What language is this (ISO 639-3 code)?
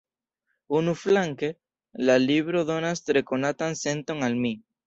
epo